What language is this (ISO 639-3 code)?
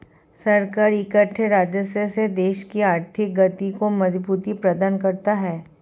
hin